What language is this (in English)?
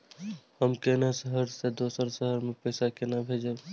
Maithili